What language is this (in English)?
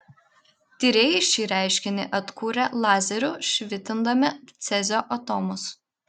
Lithuanian